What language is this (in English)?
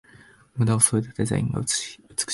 Japanese